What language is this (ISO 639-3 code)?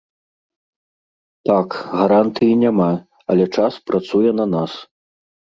bel